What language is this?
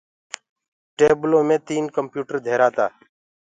Gurgula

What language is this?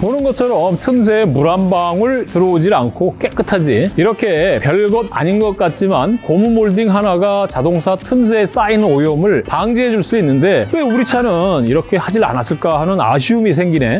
Korean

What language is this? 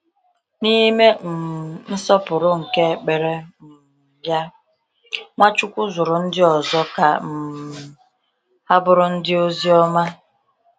Igbo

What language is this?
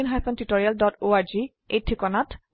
Assamese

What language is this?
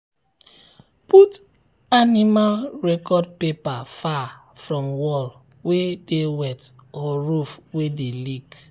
Nigerian Pidgin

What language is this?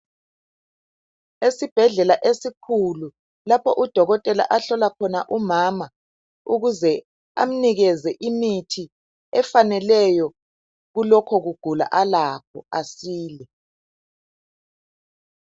North Ndebele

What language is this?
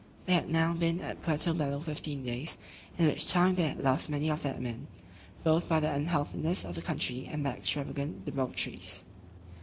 English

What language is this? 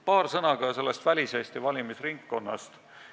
Estonian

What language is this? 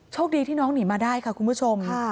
Thai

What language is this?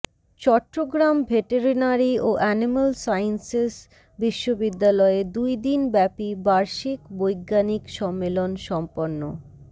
Bangla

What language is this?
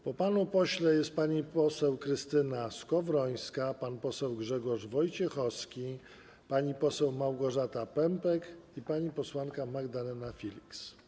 Polish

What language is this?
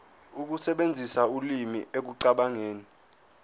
Zulu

